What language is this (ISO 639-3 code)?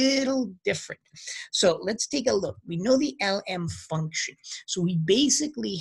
eng